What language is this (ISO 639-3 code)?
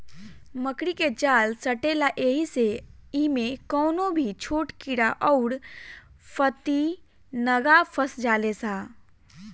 bho